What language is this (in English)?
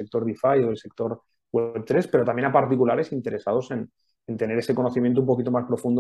Spanish